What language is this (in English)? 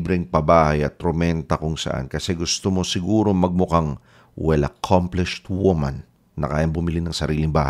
Filipino